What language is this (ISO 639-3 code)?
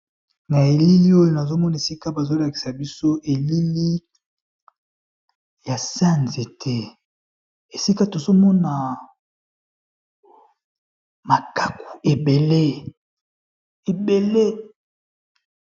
lin